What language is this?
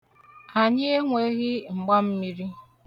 Igbo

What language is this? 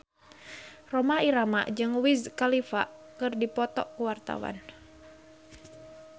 Sundanese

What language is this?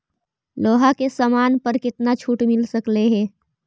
Magahi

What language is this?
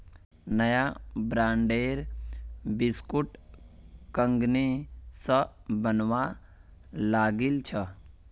Magahi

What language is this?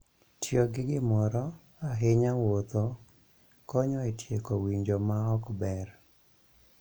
Luo (Kenya and Tanzania)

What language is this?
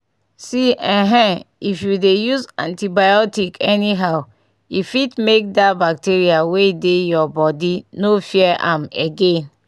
Nigerian Pidgin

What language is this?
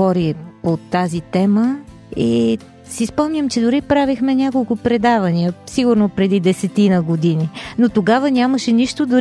Bulgarian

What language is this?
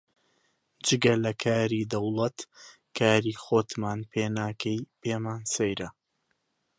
Central Kurdish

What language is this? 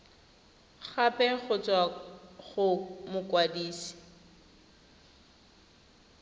Tswana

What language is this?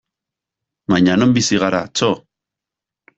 Basque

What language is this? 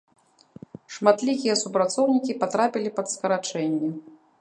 Belarusian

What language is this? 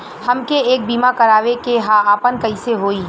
Bhojpuri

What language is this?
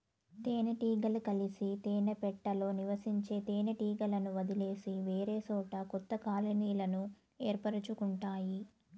Telugu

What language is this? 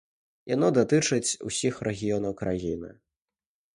Belarusian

